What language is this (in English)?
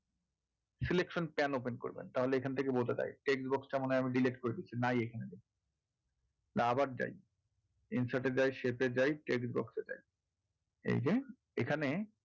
Bangla